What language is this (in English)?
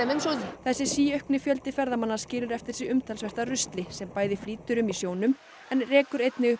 Icelandic